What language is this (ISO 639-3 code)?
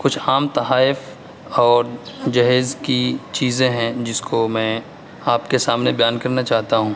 urd